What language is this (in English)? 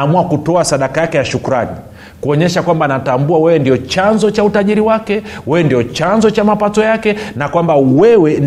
Swahili